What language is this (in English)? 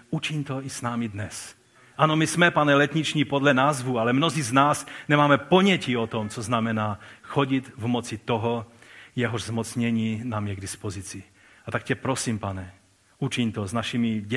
Czech